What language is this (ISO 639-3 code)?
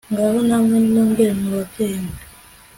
kin